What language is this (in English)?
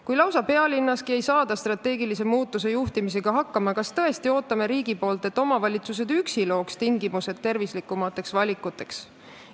Estonian